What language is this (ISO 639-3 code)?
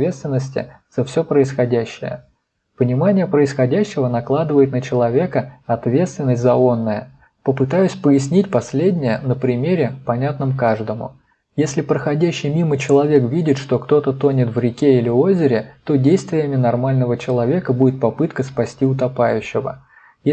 rus